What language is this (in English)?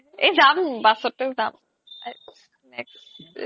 Assamese